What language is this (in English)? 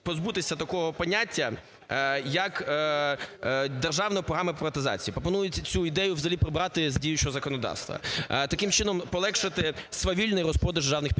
Ukrainian